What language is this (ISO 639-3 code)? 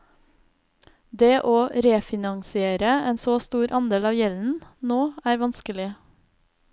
nor